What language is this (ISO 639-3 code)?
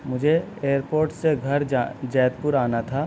urd